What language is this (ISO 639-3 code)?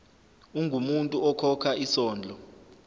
zul